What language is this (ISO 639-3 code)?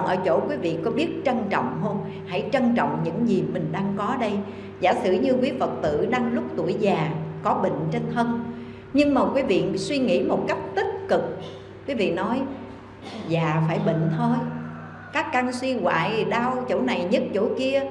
vie